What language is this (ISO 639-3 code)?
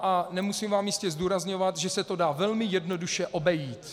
ces